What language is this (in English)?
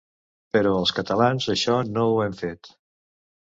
Catalan